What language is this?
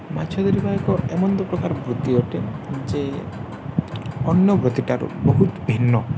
Odia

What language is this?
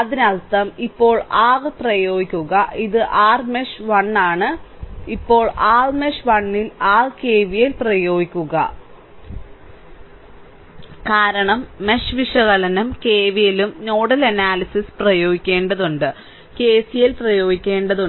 Malayalam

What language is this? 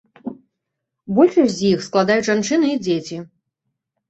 Belarusian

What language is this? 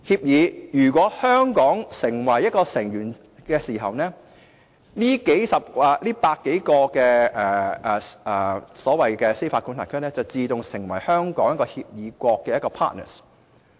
Cantonese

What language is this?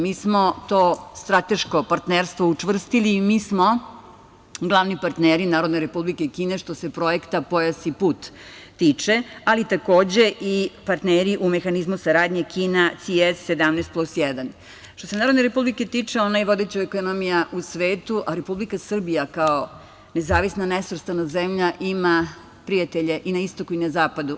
Serbian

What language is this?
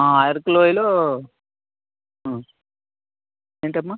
Telugu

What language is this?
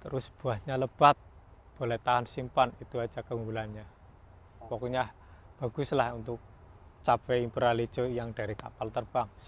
Indonesian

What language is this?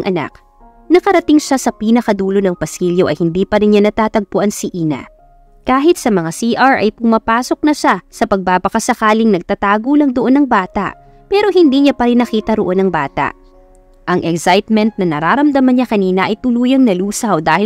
Filipino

